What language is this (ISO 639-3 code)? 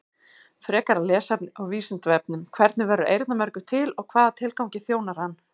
isl